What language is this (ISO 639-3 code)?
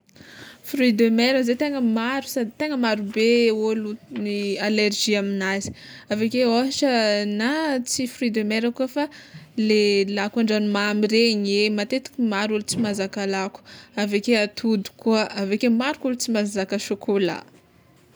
xmw